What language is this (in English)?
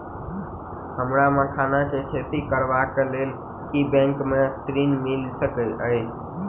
Maithili